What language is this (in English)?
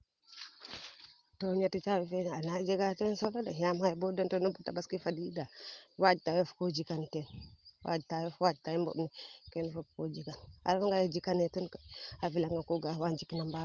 Serer